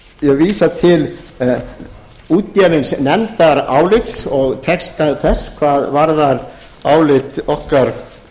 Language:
Icelandic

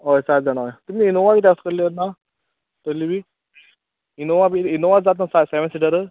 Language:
Konkani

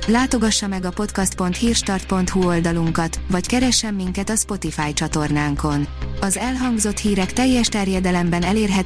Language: Hungarian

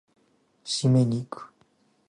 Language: Japanese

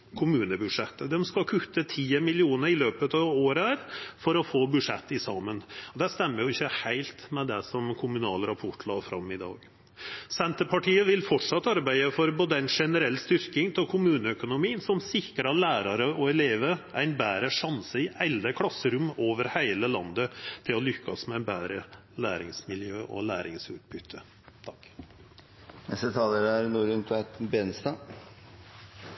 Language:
Norwegian Nynorsk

